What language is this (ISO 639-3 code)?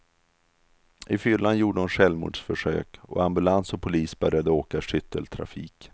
swe